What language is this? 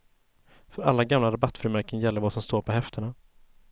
Swedish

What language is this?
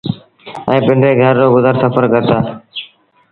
Sindhi Bhil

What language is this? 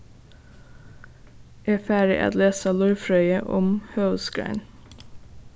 Faroese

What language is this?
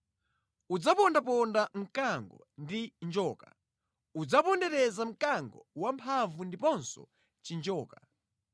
Nyanja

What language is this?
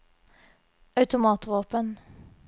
Norwegian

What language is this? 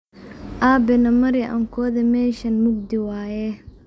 Somali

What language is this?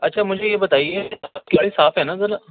Urdu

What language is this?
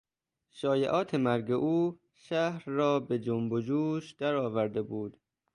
Persian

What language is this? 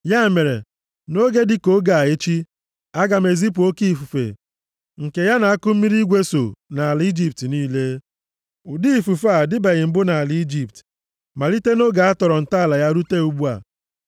Igbo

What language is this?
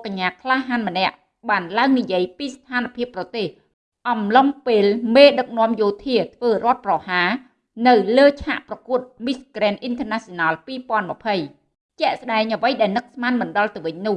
Vietnamese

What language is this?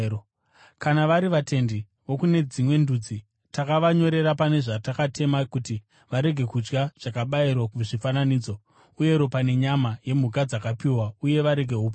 Shona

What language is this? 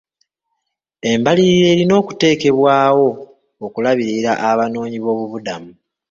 Ganda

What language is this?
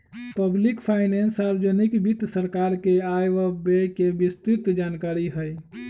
Magahi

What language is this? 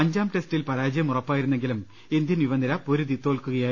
Malayalam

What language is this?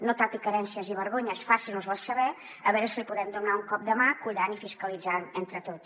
Catalan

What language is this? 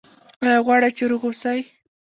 Pashto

